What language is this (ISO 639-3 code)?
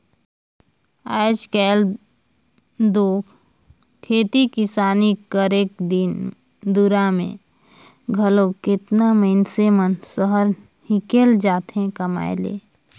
hne